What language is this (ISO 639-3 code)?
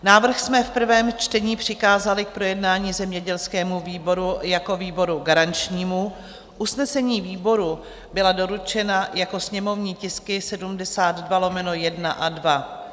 ces